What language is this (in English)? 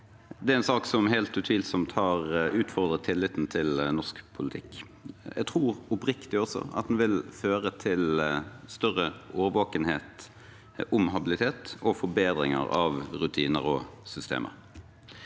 Norwegian